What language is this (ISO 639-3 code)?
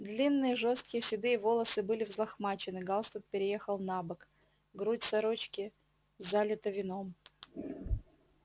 rus